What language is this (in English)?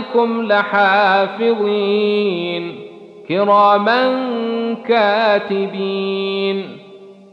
Arabic